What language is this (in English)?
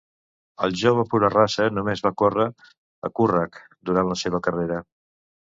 Catalan